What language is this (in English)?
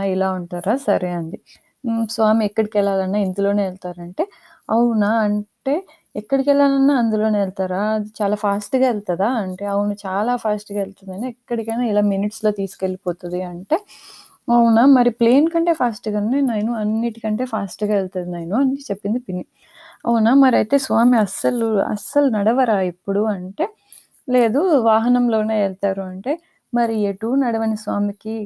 Telugu